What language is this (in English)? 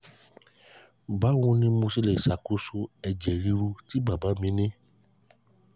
Yoruba